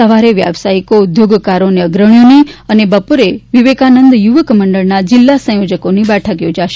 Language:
Gujarati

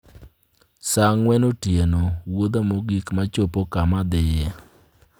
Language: Luo (Kenya and Tanzania)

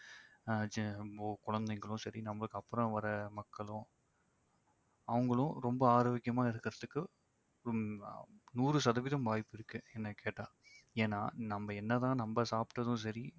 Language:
Tamil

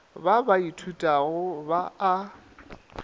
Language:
Northern Sotho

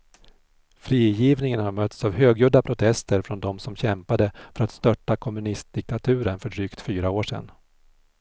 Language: Swedish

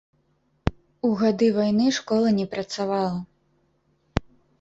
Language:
Belarusian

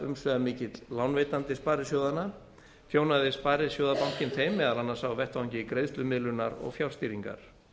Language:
Icelandic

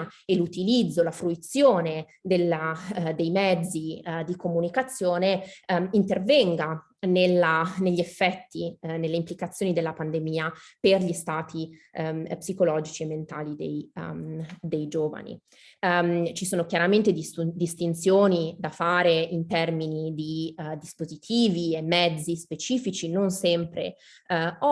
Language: Italian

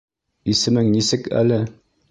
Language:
Bashkir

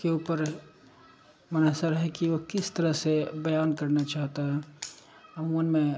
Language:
Urdu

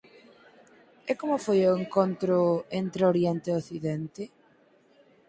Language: Galician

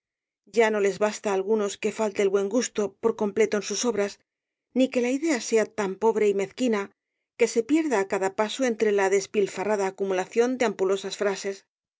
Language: Spanish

